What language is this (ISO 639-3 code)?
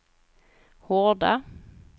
swe